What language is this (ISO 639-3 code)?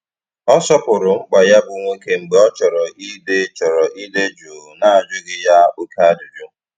ibo